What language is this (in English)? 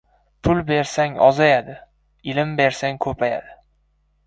Uzbek